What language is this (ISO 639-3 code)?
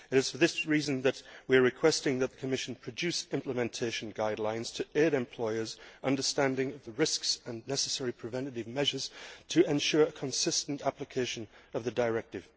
eng